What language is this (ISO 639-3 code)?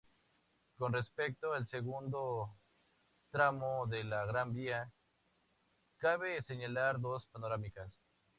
spa